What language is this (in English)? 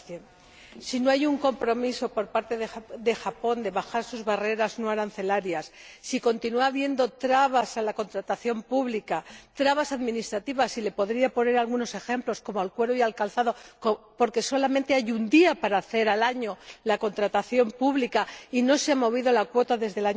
Spanish